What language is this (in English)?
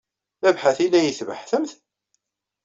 Kabyle